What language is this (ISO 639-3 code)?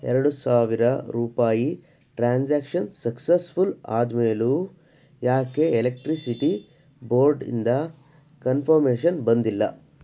kan